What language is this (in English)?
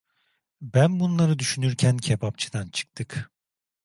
Turkish